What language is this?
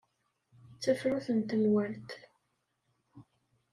Kabyle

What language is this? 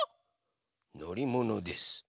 Japanese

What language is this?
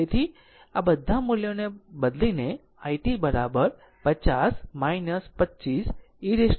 Gujarati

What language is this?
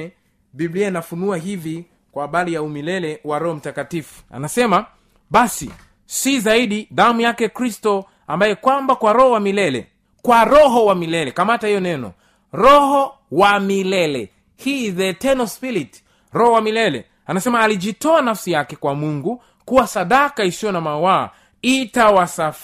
Swahili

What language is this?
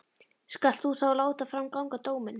Icelandic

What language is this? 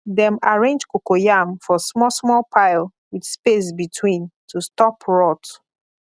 Nigerian Pidgin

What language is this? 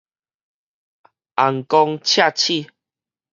Min Nan Chinese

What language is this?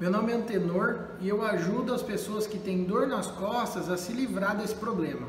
Portuguese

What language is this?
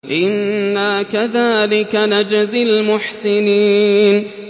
Arabic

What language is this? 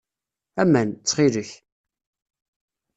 Kabyle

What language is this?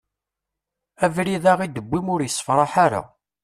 Kabyle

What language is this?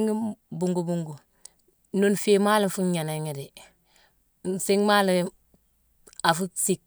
Mansoanka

